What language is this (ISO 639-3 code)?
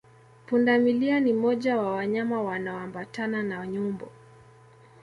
swa